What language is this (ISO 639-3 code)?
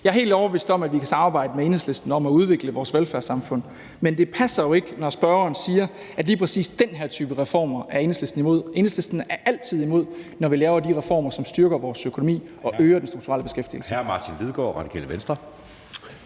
dan